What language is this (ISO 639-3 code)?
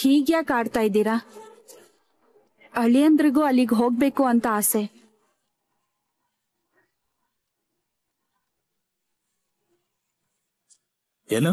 kan